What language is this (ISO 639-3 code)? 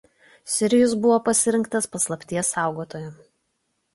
lit